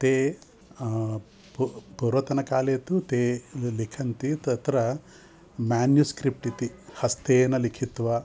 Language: Sanskrit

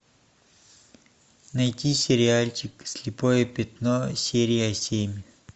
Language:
Russian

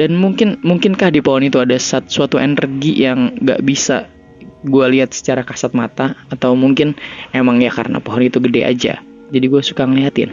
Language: Indonesian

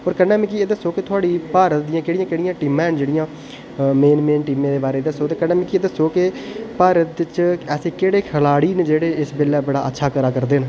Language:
Dogri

